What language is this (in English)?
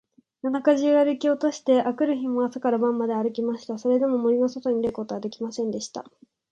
Japanese